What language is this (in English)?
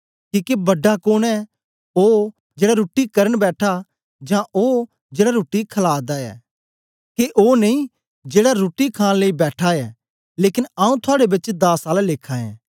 Dogri